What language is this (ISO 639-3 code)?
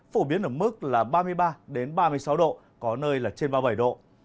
vie